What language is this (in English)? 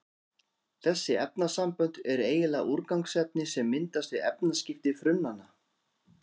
Icelandic